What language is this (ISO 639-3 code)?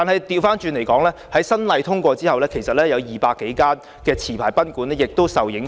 yue